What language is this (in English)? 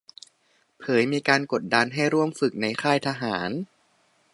Thai